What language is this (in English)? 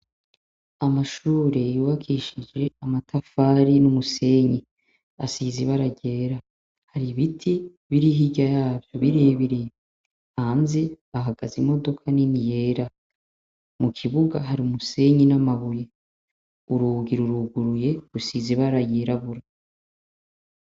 Rundi